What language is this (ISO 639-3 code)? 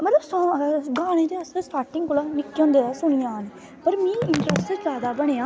doi